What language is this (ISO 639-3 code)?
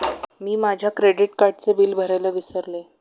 mar